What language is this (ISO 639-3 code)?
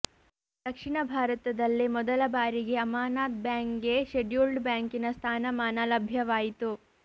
kan